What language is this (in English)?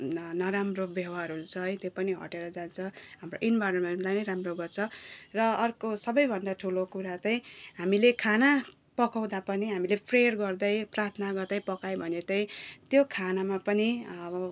Nepali